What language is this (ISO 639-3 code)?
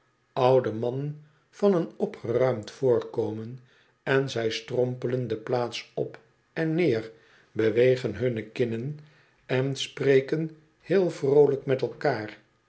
nld